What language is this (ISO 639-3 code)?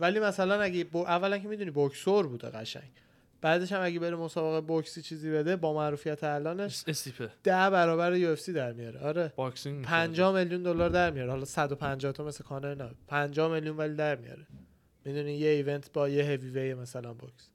fas